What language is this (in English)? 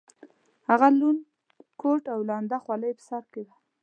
Pashto